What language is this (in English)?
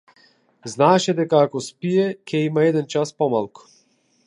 Macedonian